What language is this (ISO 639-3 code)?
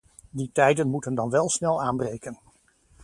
nld